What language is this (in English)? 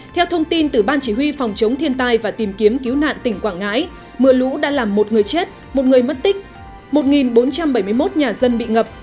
Vietnamese